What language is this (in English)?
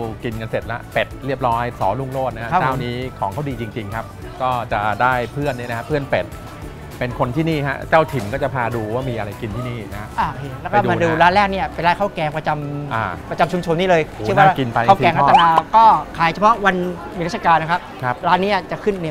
Thai